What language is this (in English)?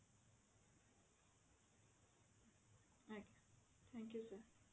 Odia